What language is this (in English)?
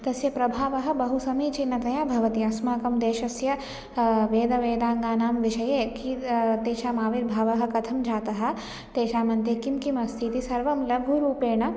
Sanskrit